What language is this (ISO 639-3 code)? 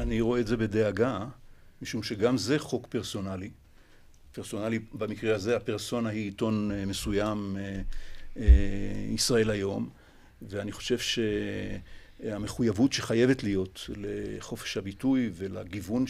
heb